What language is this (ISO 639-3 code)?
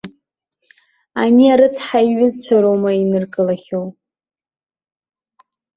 abk